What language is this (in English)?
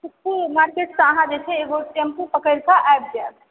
Maithili